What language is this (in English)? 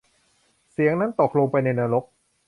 Thai